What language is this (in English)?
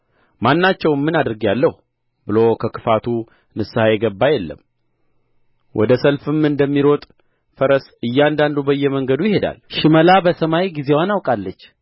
Amharic